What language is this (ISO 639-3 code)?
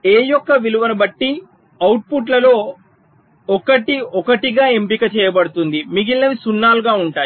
tel